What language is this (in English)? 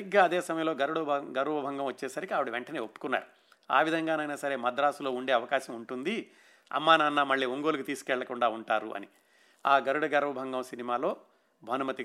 Telugu